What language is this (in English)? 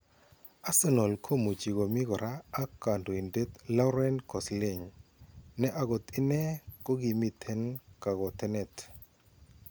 Kalenjin